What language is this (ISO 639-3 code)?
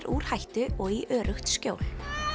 isl